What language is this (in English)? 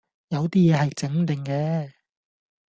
Cantonese